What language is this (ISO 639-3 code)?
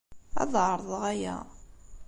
kab